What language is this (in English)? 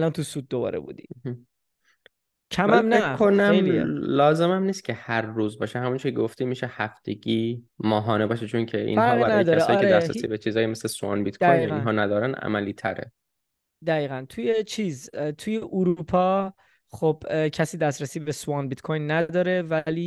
Persian